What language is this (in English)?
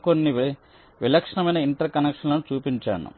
Telugu